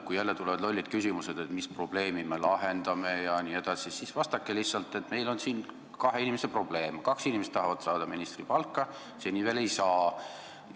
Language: Estonian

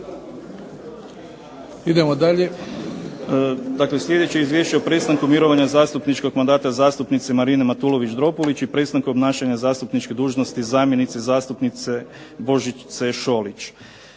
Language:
Croatian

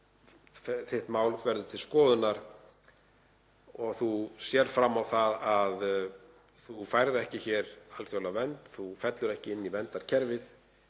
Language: Icelandic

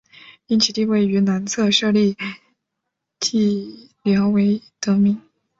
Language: Chinese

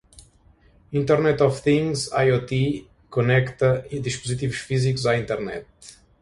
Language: Portuguese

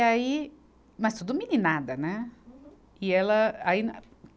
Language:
Portuguese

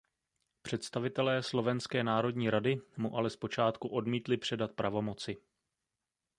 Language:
Czech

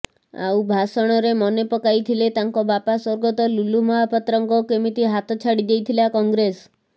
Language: Odia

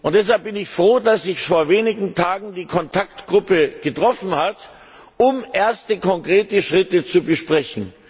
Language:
German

